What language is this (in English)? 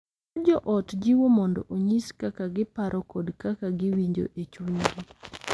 Luo (Kenya and Tanzania)